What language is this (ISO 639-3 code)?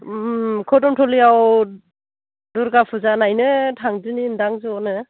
brx